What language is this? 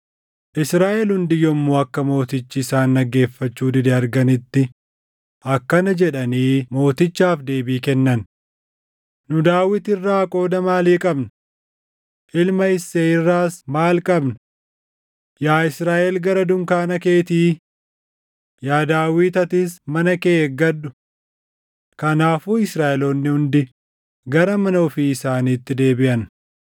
Oromo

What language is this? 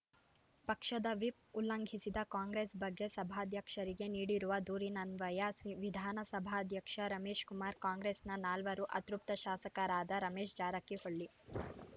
Kannada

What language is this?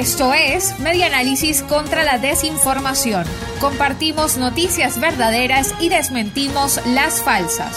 Spanish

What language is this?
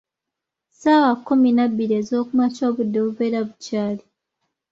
Ganda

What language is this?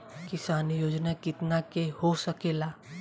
Bhojpuri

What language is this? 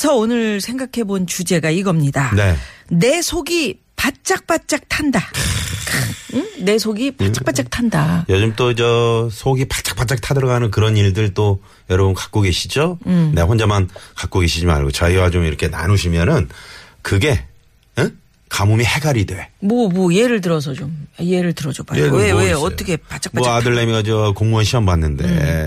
Korean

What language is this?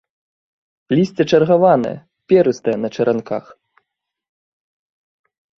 Belarusian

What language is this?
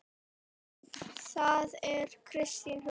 Icelandic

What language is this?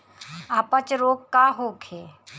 Bhojpuri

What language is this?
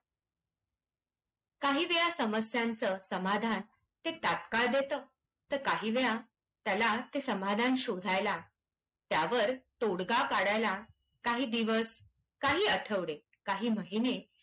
Marathi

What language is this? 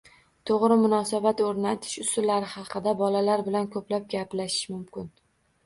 Uzbek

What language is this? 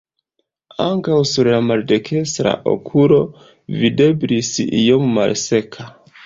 Esperanto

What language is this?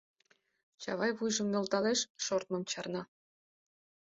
Mari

